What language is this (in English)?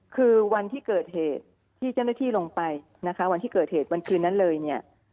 Thai